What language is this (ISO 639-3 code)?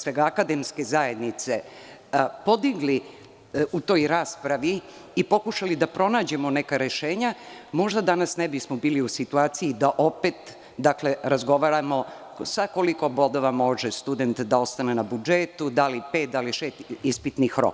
srp